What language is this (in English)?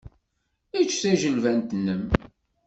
Kabyle